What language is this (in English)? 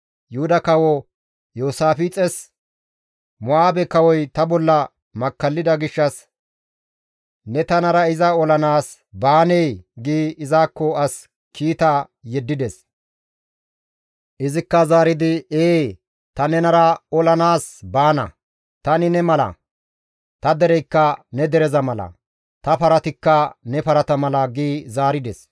Gamo